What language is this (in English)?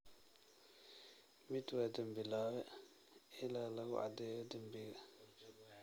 Somali